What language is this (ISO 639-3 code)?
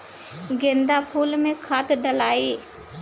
bho